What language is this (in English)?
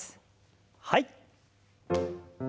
Japanese